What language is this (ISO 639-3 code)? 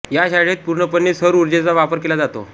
mar